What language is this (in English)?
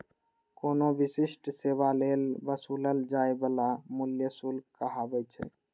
Maithili